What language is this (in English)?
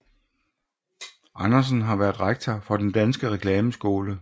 Danish